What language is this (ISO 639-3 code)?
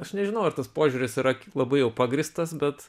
lit